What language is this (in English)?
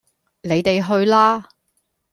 Cantonese